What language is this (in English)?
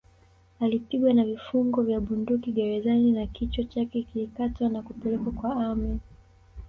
Swahili